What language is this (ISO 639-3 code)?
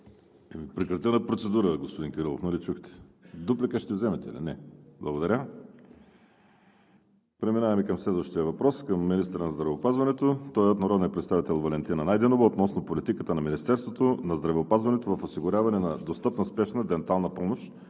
bul